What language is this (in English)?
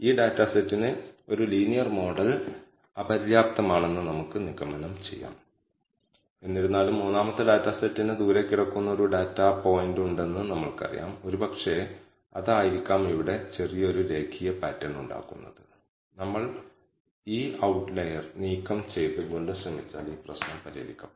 Malayalam